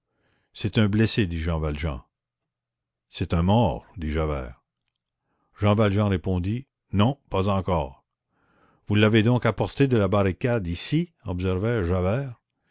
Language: French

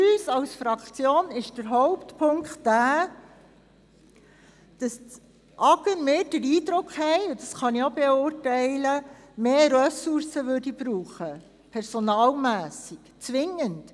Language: Swiss German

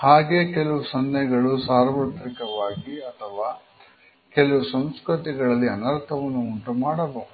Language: Kannada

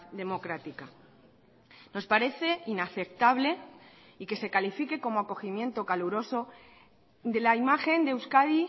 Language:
Spanish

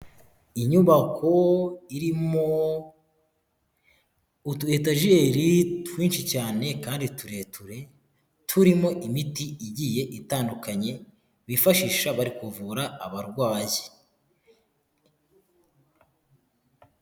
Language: Kinyarwanda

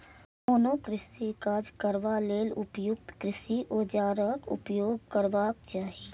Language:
Maithili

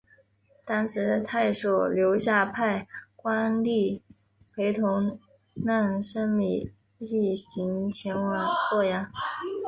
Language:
Chinese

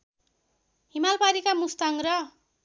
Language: Nepali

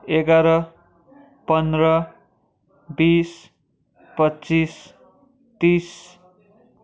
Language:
Nepali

